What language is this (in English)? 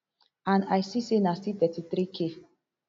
Nigerian Pidgin